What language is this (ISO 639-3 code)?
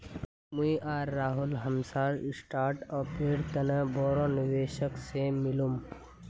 mag